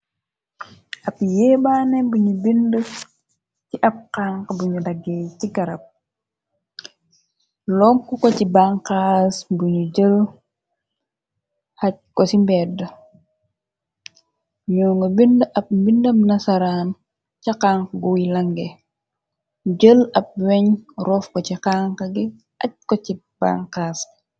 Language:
Wolof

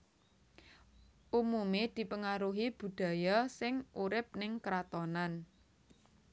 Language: Javanese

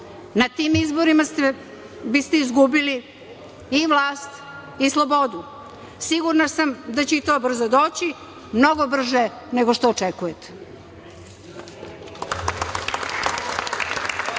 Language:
Serbian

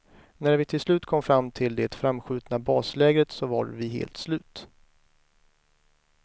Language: Swedish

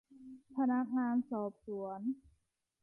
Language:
Thai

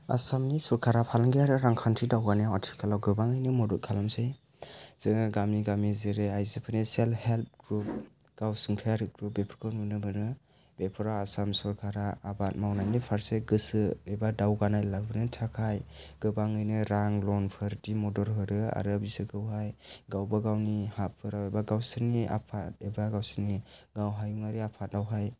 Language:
Bodo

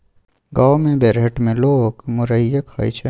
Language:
Maithili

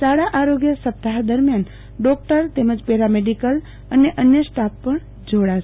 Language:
Gujarati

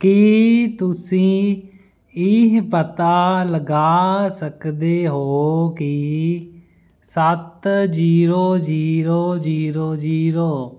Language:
Punjabi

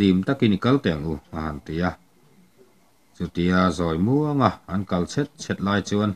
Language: Thai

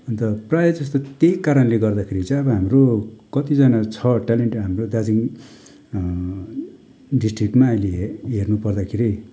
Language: Nepali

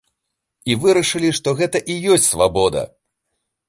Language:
Belarusian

